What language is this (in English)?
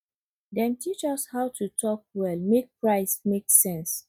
Nigerian Pidgin